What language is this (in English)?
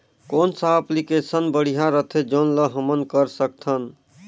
Chhattisgarhi